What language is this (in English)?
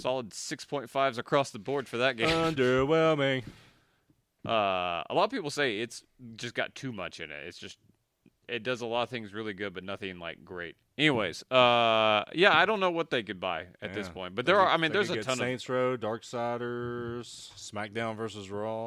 English